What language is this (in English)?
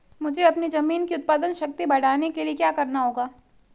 Hindi